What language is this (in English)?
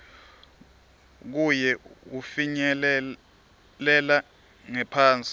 Swati